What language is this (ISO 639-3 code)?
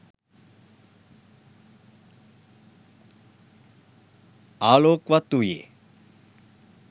sin